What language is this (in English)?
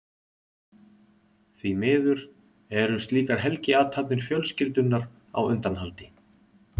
Icelandic